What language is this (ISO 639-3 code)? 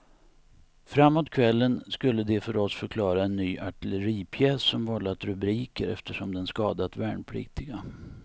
swe